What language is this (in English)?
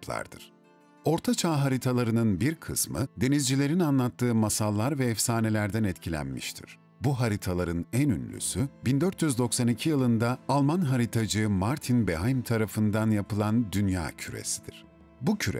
Turkish